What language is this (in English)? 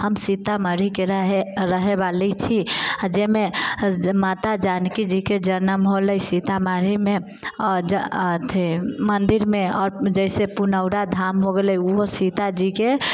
Maithili